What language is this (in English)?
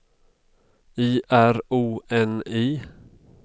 Swedish